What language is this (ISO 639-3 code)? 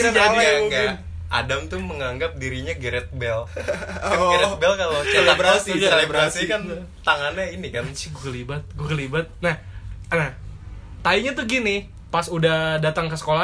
ind